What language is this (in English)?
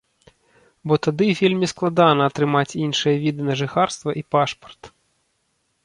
Belarusian